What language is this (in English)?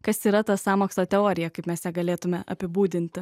Lithuanian